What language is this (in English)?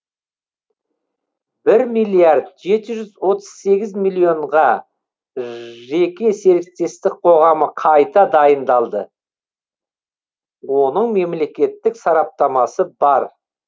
Kazakh